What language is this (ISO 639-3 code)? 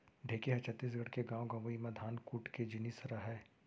hne